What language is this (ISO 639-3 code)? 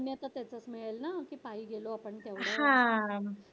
mar